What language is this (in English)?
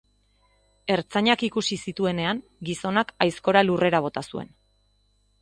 Basque